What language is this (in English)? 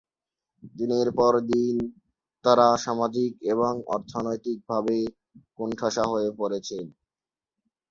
Bangla